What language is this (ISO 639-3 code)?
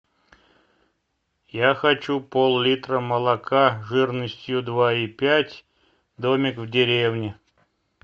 rus